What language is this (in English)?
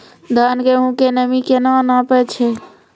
Maithili